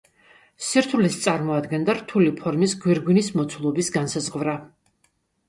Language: Georgian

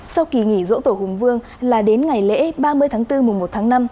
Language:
Vietnamese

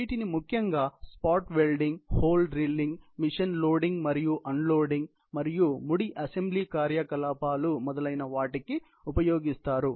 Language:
Telugu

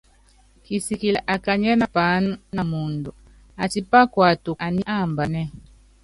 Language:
Yangben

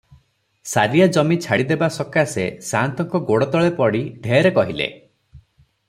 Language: Odia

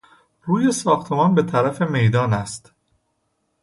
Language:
Persian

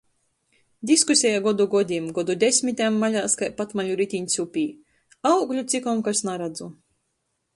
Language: Latgalian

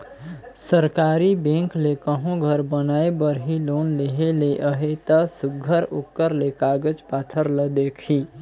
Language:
Chhattisgarhi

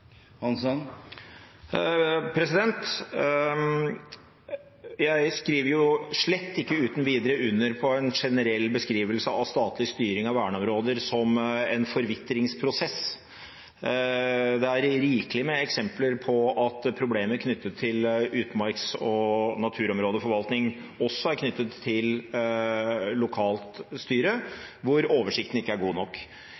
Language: Norwegian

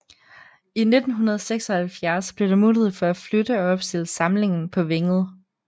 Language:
Danish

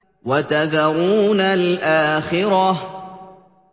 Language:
Arabic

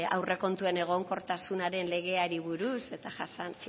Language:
Basque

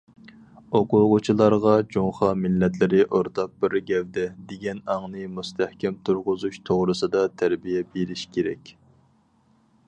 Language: Uyghur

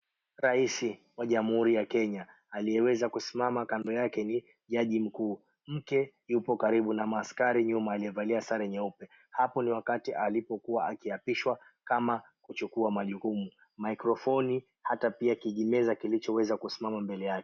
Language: Swahili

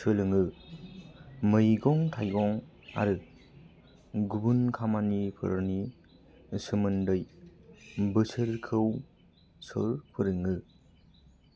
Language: Bodo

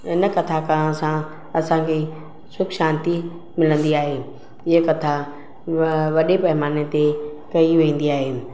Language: Sindhi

